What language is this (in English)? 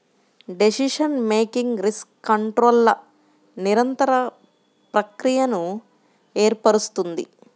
Telugu